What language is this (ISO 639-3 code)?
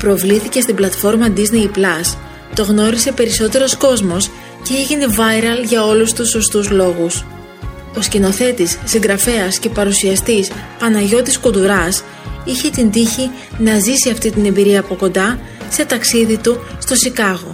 ell